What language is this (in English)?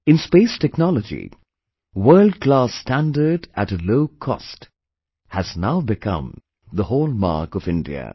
English